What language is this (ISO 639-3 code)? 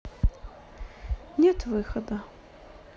rus